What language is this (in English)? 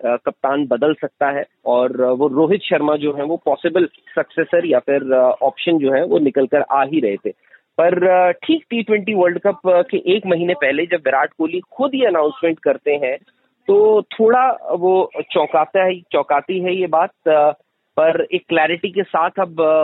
Hindi